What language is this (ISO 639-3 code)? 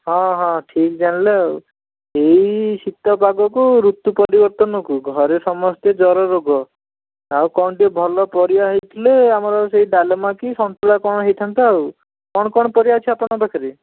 ori